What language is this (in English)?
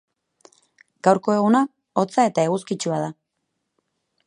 Basque